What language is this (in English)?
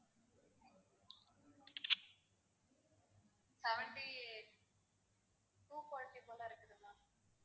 Tamil